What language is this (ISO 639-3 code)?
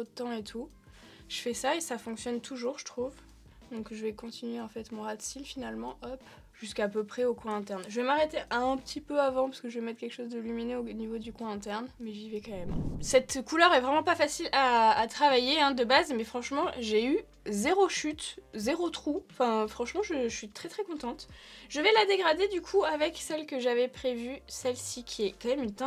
fra